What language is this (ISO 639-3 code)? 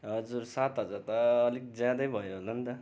nep